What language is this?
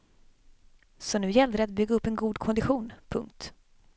Swedish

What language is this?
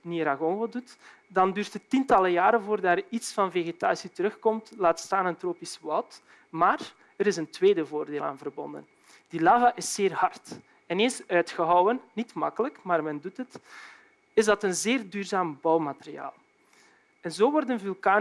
Dutch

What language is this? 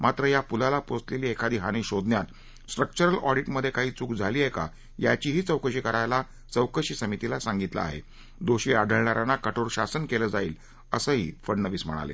Marathi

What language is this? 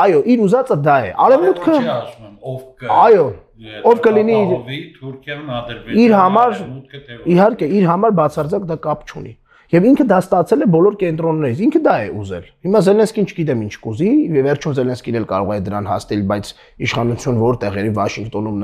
Romanian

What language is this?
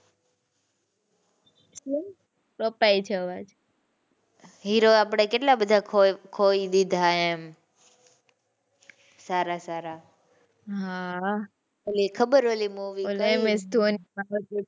Gujarati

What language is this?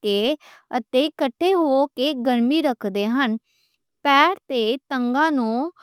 Western Panjabi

